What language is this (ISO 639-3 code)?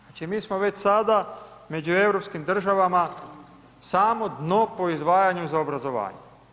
hrv